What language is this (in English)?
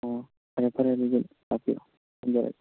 Manipuri